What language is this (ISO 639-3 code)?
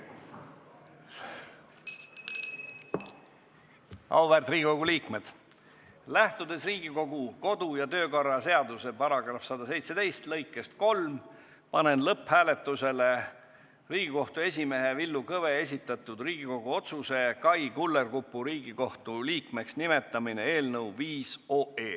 est